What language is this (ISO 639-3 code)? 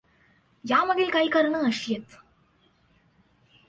mar